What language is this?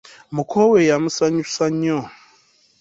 Ganda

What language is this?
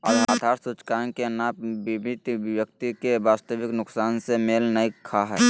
Magahi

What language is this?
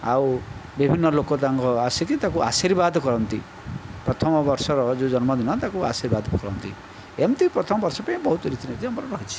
Odia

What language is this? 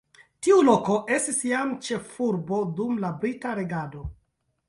Esperanto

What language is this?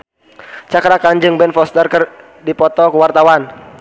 Sundanese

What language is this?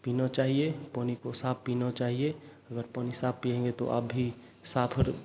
Hindi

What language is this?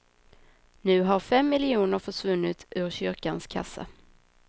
Swedish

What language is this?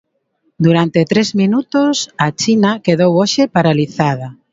Galician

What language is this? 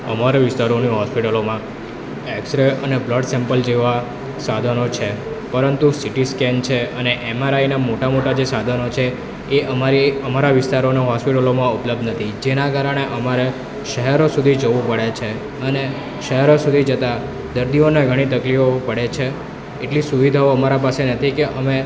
Gujarati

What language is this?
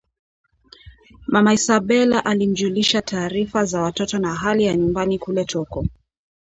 Swahili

